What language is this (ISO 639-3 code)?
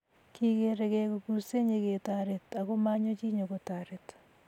kln